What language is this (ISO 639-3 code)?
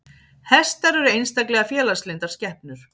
isl